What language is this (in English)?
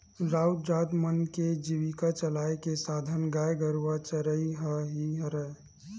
Chhattisgarhi